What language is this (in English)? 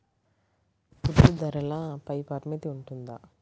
Telugu